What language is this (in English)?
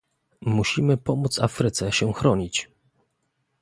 Polish